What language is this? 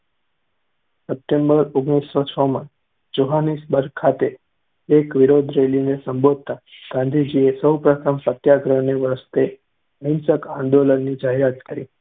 Gujarati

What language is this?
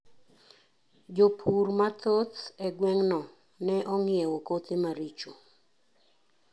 Luo (Kenya and Tanzania)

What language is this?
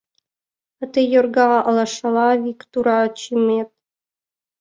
Mari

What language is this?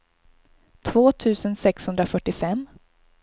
Swedish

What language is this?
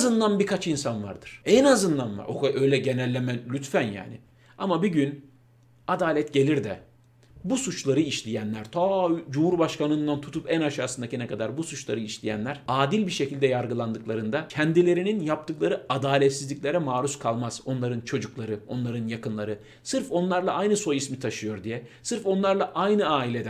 Turkish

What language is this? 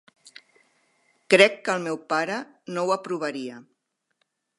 Catalan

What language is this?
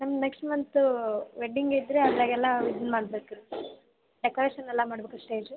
Kannada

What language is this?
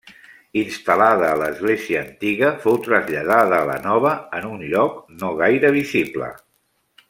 Catalan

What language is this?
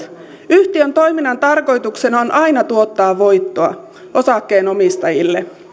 Finnish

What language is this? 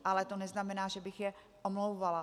Czech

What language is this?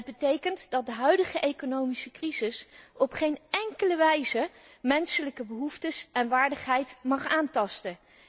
Dutch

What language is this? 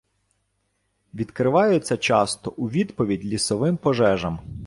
Ukrainian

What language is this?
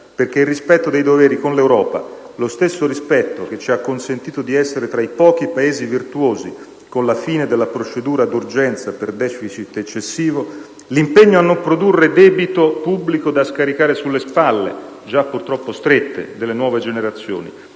Italian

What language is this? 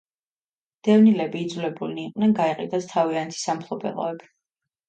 Georgian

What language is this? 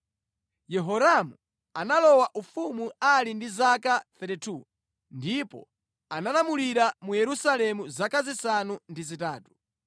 Nyanja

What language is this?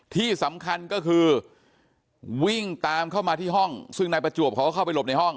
Thai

